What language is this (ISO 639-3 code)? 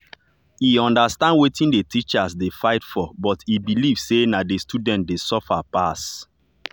pcm